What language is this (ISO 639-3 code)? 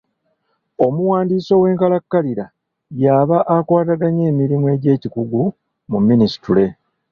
lug